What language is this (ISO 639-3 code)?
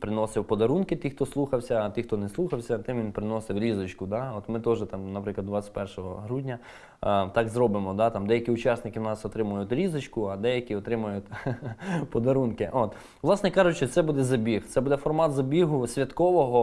ukr